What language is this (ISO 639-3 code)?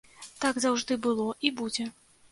bel